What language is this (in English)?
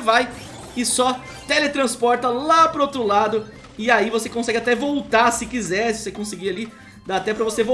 Portuguese